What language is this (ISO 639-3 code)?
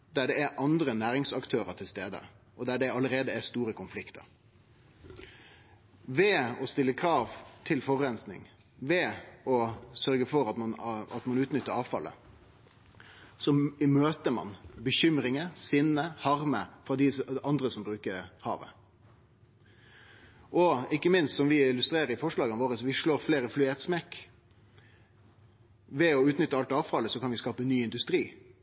nno